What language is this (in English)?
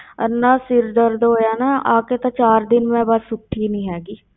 Punjabi